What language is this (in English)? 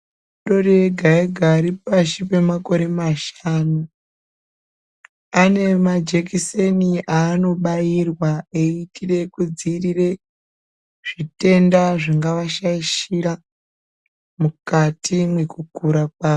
Ndau